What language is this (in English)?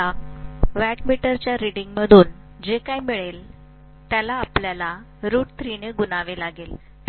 Marathi